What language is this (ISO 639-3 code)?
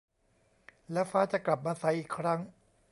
tha